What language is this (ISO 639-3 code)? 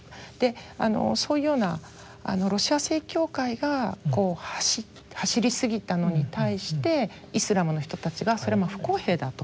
jpn